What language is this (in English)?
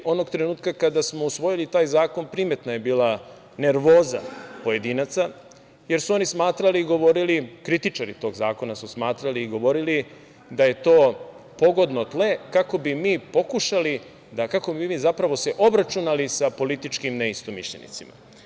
Serbian